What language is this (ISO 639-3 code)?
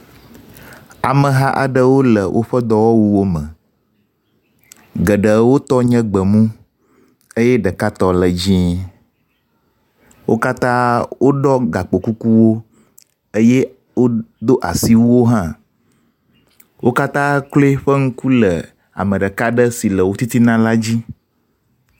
ewe